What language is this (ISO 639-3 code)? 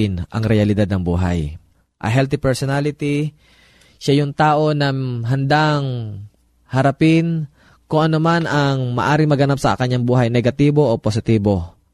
fil